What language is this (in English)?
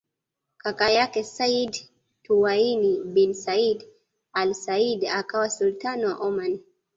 Swahili